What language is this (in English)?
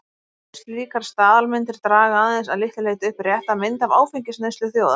Icelandic